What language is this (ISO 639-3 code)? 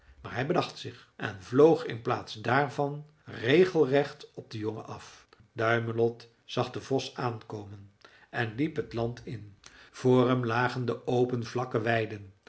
nld